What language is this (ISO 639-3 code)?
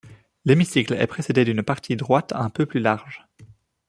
fra